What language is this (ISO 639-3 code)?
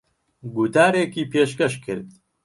ckb